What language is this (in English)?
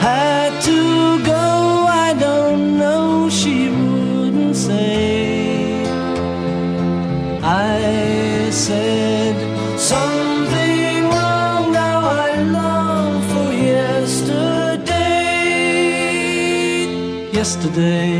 Turkish